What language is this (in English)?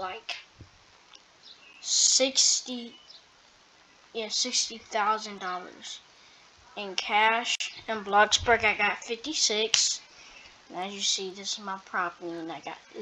English